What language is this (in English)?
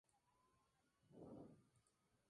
Spanish